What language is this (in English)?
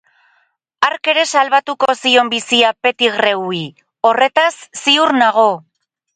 Basque